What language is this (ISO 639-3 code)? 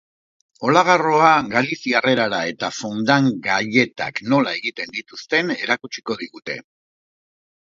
eus